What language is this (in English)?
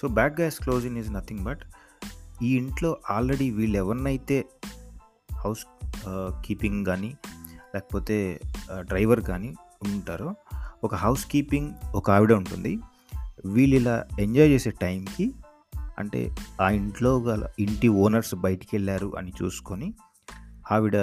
Telugu